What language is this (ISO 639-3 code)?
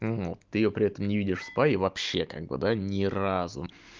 rus